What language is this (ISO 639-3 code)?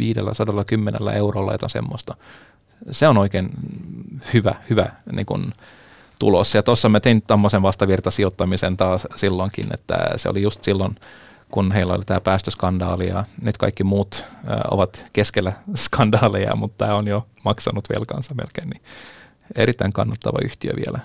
fin